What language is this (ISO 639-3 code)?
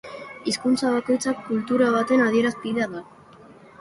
eus